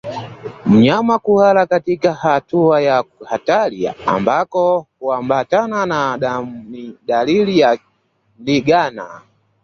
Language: Swahili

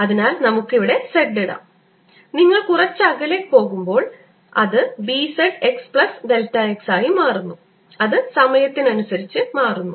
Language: Malayalam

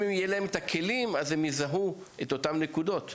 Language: Hebrew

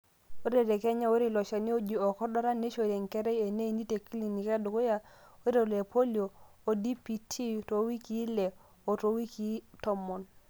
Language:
Masai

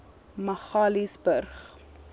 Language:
Afrikaans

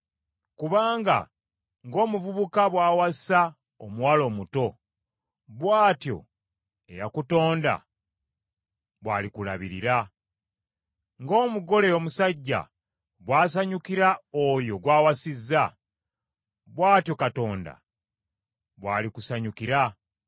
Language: Ganda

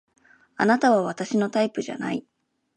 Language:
Japanese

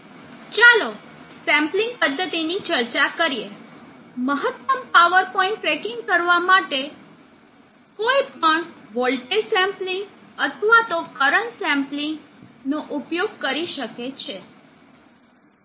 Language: Gujarati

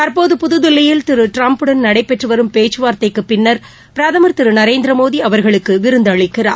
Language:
Tamil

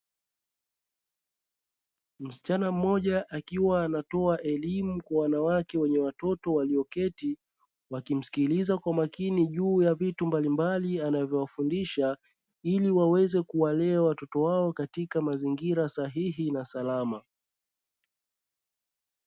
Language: Swahili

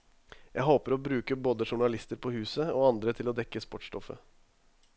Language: Norwegian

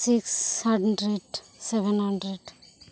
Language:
Santali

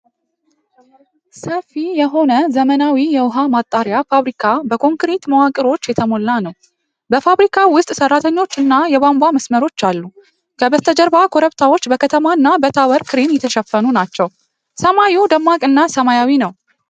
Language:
Amharic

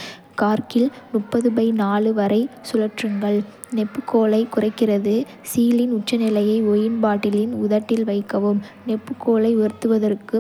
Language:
Kota (India)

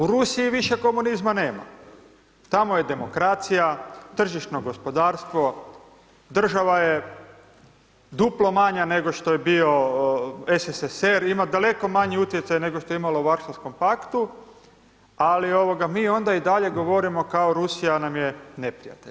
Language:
Croatian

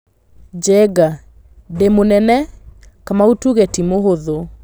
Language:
Kikuyu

